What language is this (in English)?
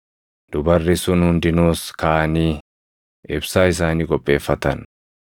Oromo